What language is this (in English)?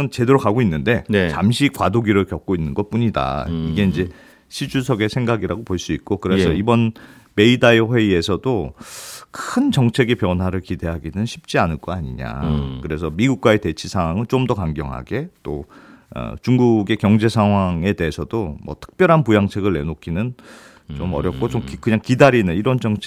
Korean